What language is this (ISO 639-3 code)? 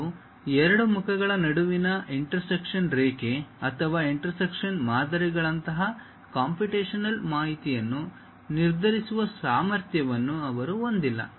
kan